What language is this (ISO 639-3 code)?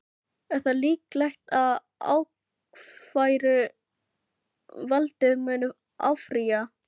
isl